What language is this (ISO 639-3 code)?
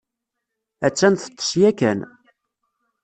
kab